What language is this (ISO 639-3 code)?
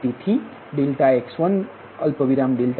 guj